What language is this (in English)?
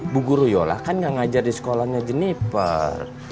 Indonesian